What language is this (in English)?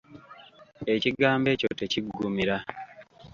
Ganda